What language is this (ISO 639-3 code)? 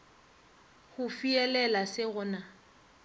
nso